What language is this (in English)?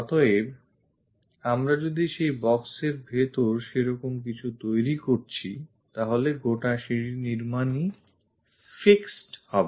Bangla